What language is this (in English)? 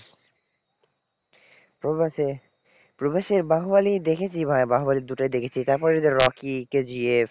Bangla